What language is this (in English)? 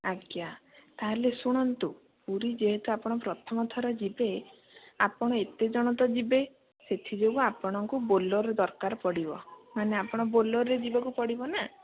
Odia